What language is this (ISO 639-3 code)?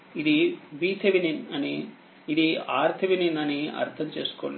tel